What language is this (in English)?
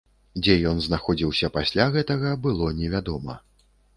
Belarusian